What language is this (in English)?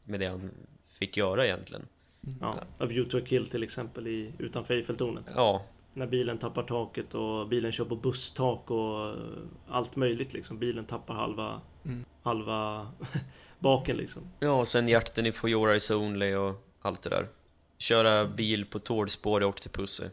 Swedish